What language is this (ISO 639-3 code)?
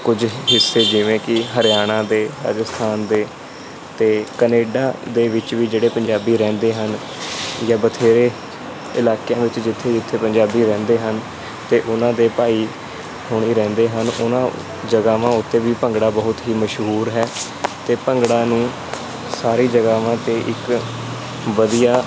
pan